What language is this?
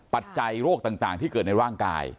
Thai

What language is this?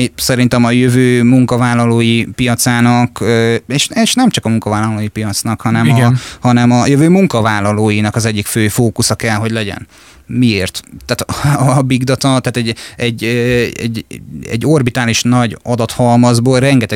Hungarian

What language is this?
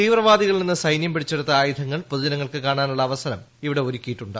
Malayalam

